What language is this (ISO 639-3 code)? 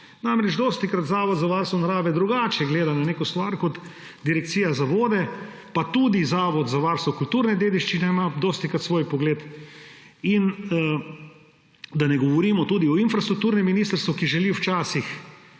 slv